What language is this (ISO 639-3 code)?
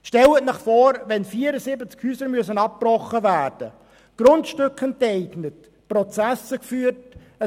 gsw